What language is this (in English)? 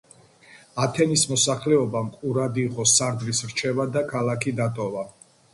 Georgian